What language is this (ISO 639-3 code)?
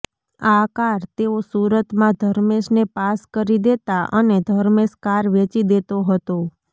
guj